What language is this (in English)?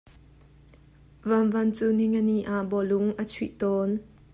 Hakha Chin